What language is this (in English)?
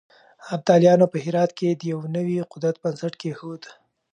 Pashto